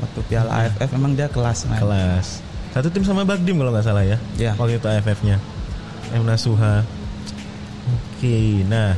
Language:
Indonesian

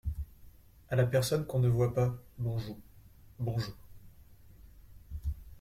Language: French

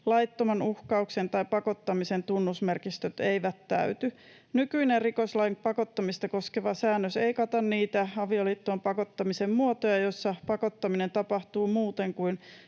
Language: Finnish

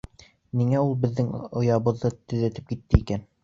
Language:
Bashkir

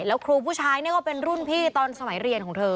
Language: Thai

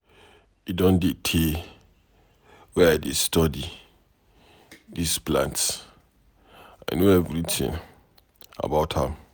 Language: Nigerian Pidgin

